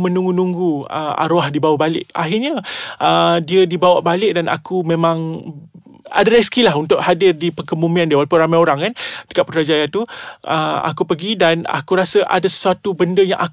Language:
Malay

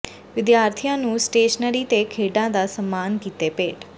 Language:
Punjabi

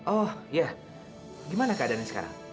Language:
Indonesian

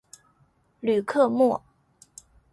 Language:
Chinese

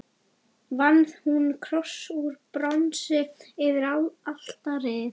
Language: Icelandic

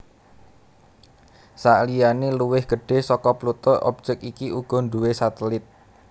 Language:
Javanese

